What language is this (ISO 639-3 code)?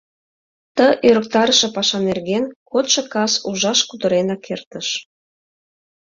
chm